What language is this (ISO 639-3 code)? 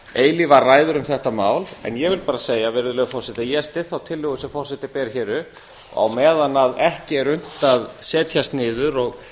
isl